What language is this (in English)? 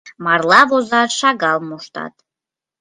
Mari